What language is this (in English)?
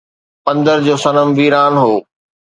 Sindhi